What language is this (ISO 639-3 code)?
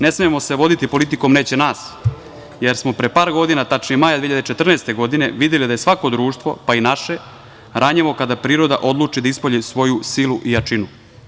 srp